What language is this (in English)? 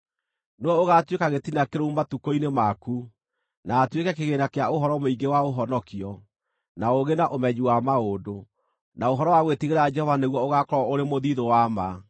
Kikuyu